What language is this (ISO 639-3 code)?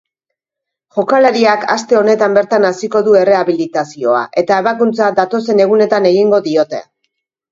eus